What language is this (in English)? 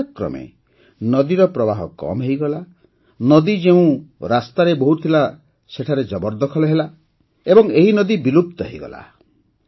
Odia